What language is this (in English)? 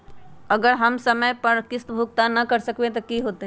Magahi